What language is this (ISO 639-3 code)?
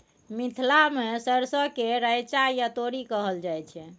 mai